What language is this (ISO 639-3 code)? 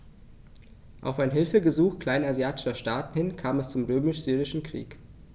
deu